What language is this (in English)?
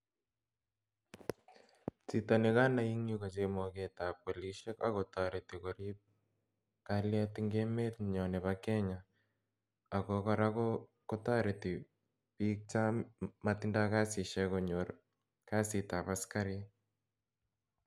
Kalenjin